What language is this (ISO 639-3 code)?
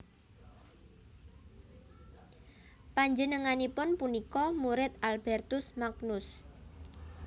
jav